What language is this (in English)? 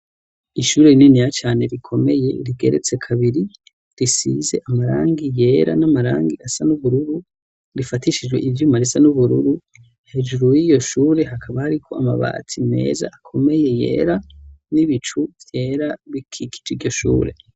Rundi